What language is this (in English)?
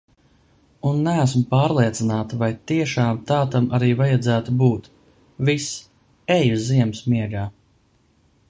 Latvian